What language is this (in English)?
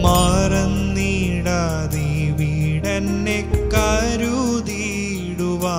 Malayalam